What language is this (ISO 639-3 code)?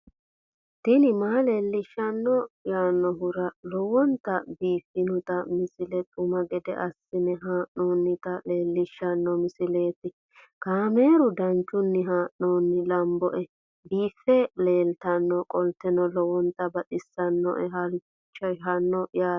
sid